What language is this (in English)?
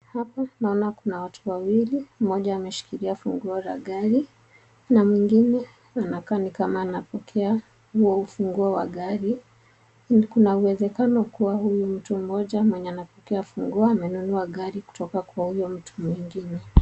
Swahili